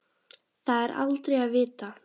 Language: Icelandic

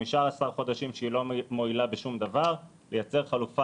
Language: Hebrew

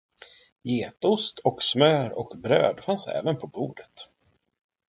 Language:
Swedish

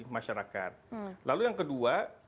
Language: Indonesian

